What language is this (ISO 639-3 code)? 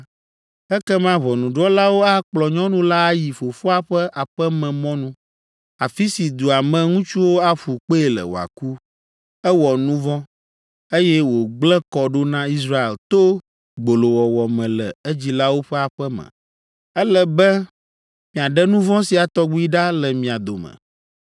ewe